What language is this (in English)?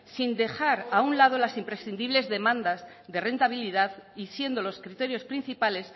Spanish